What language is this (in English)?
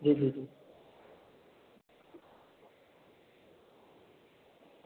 Dogri